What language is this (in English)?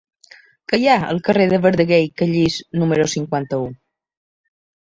Catalan